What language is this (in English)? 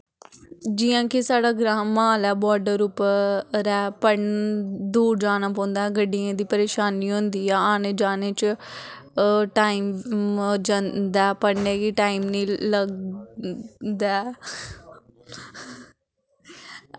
Dogri